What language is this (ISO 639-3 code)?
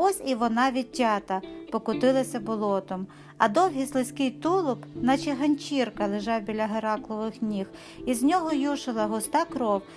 ukr